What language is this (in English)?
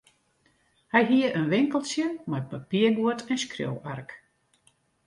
Western Frisian